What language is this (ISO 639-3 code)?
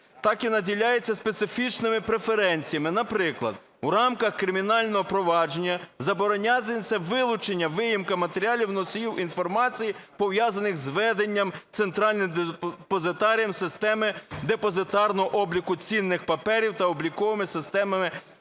ukr